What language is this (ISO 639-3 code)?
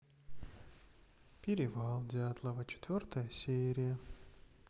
rus